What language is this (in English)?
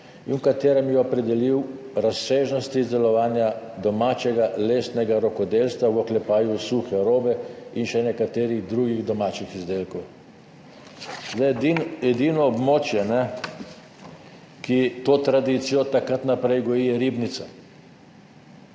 Slovenian